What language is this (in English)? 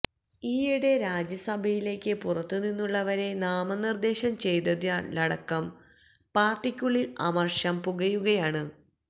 Malayalam